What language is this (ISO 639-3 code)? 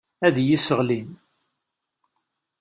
kab